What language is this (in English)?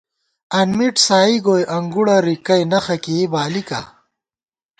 Gawar-Bati